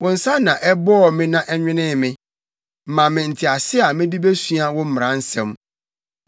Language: Akan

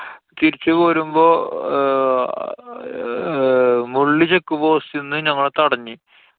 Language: Malayalam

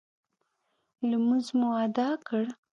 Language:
Pashto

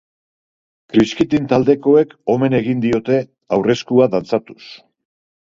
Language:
Basque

